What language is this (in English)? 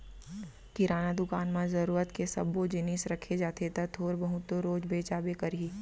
Chhattisgarhi